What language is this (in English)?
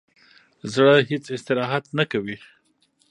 Pashto